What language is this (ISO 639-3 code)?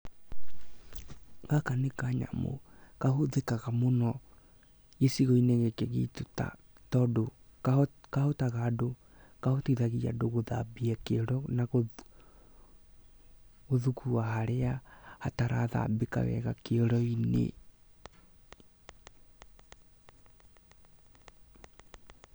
kik